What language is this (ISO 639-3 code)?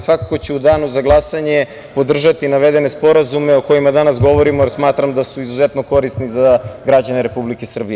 srp